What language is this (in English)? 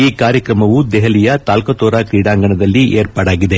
Kannada